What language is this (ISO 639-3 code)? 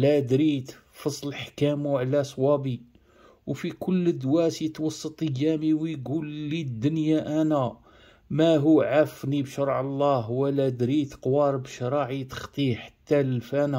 ara